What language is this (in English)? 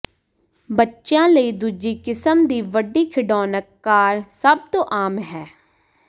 Punjabi